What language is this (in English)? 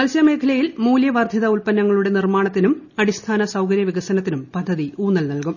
Malayalam